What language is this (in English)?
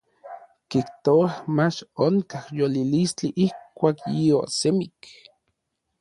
Orizaba Nahuatl